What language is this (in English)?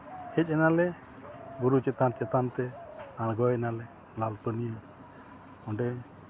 Santali